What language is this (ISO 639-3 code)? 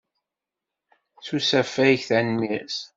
kab